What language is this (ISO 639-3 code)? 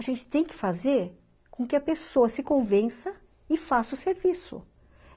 por